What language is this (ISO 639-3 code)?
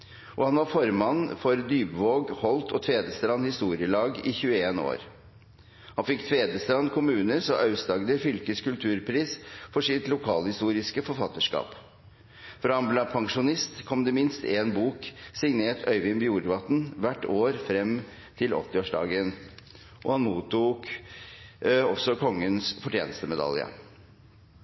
nob